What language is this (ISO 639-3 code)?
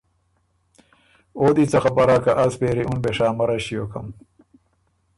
oru